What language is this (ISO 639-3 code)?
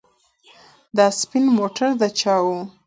pus